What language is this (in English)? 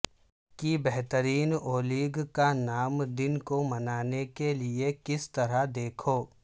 Urdu